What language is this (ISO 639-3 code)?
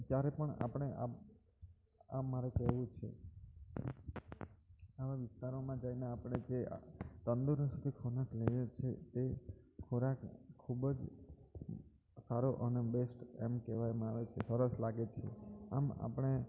guj